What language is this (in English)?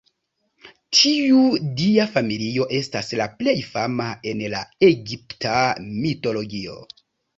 Esperanto